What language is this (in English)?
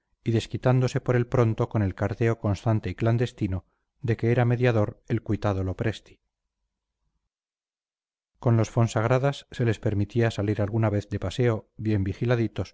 Spanish